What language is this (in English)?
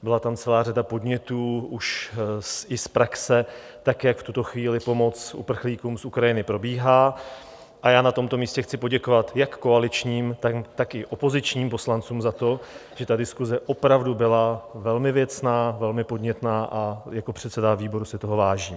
Czech